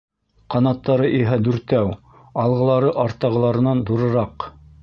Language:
Bashkir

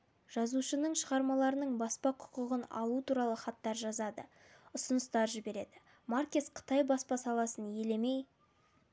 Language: Kazakh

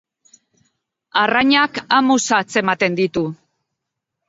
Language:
Basque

